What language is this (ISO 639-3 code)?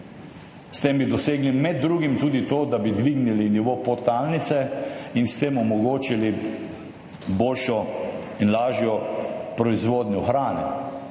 slv